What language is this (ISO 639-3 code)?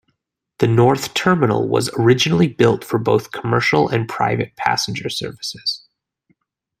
eng